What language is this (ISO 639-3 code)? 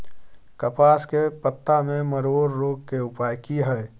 mai